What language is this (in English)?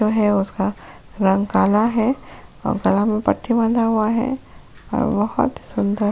Hindi